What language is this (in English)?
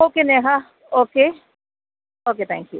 Malayalam